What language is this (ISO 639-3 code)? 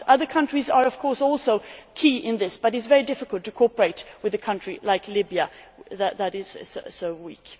eng